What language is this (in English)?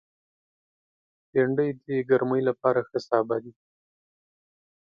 Pashto